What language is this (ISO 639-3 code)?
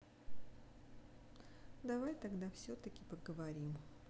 rus